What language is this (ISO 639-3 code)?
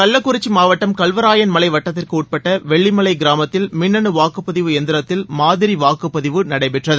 tam